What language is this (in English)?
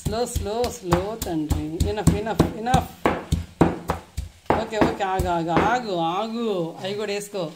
Telugu